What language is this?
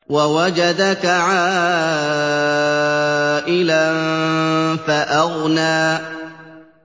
Arabic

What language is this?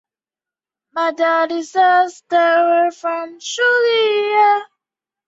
Chinese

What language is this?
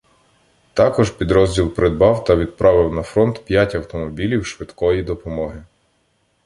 Ukrainian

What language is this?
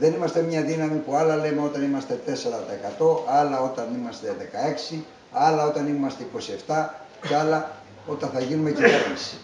Greek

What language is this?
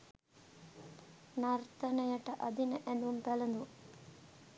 Sinhala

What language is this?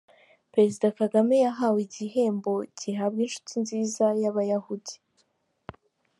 Kinyarwanda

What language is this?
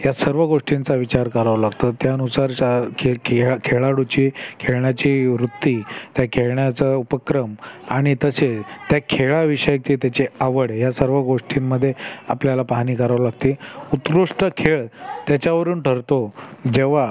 Marathi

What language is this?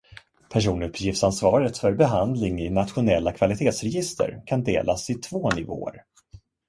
Swedish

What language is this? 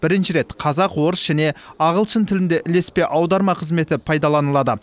Kazakh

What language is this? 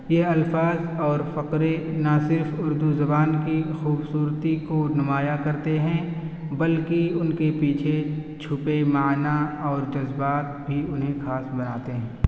Urdu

